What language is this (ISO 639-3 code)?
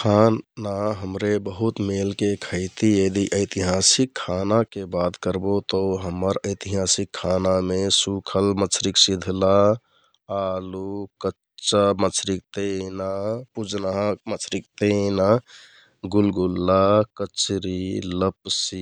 tkt